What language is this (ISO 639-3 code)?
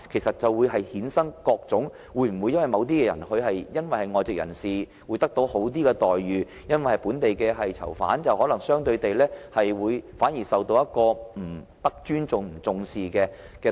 yue